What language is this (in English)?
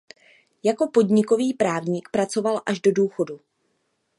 Czech